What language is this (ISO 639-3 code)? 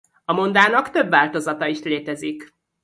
hun